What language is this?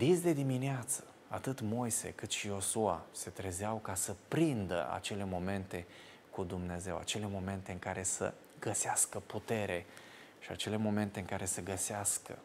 Romanian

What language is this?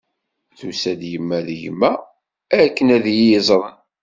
Kabyle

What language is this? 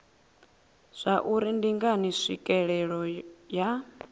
Venda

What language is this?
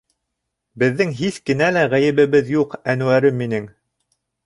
Bashkir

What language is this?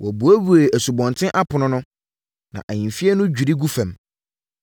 Akan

